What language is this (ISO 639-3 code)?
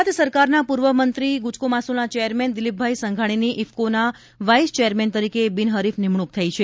guj